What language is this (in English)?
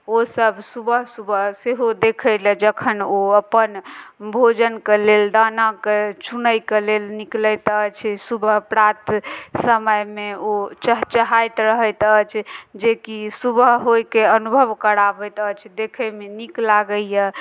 Maithili